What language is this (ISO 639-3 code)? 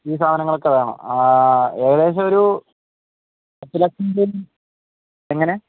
mal